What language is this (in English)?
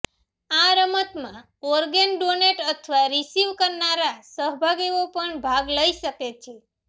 Gujarati